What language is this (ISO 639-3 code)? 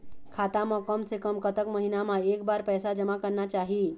hne